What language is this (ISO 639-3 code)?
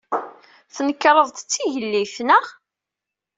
kab